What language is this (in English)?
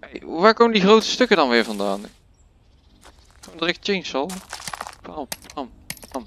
Dutch